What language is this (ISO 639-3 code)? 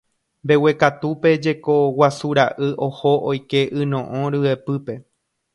grn